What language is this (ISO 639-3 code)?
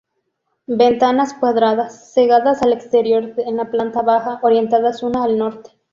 spa